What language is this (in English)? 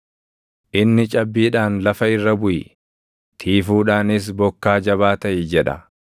Oromo